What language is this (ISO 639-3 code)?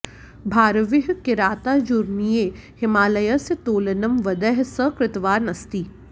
san